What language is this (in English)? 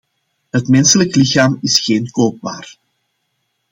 Dutch